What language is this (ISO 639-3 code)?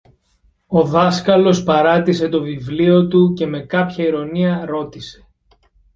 ell